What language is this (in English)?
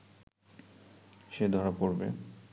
Bangla